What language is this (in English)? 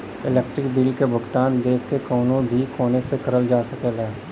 Bhojpuri